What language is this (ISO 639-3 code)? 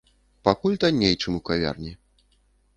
bel